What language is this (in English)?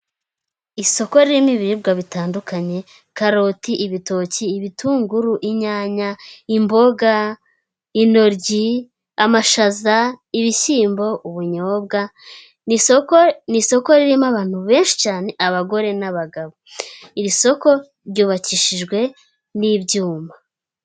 Kinyarwanda